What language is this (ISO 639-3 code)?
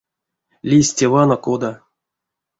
myv